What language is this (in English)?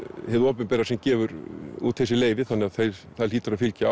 Icelandic